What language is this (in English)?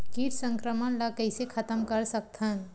Chhattisgarhi